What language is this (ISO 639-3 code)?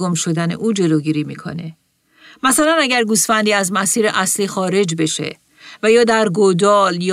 fas